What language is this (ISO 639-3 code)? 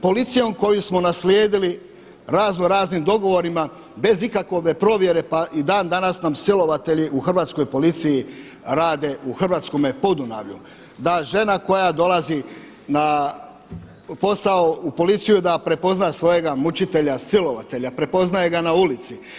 hrv